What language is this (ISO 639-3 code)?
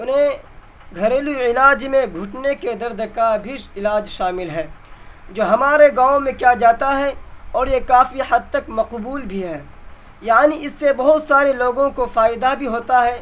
urd